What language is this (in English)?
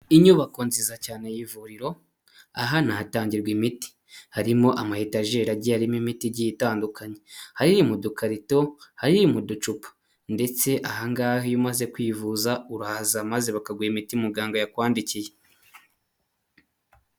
Kinyarwanda